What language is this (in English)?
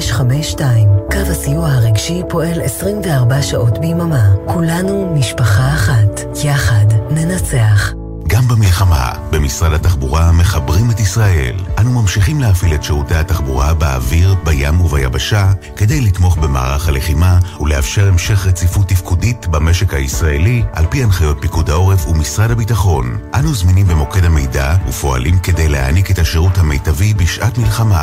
Hebrew